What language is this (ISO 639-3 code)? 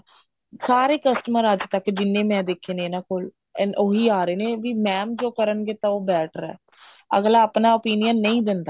pan